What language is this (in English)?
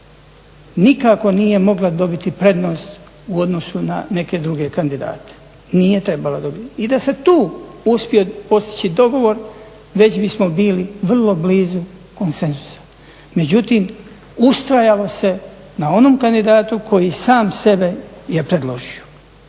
Croatian